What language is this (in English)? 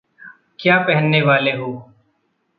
Hindi